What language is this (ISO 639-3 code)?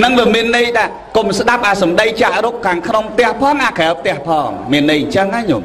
vie